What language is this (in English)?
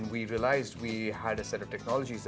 Indonesian